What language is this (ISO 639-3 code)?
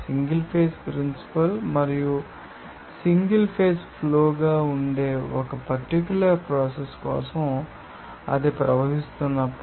tel